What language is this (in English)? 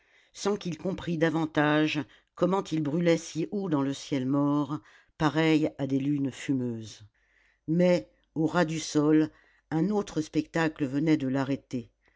French